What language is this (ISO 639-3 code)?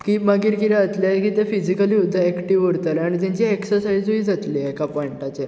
kok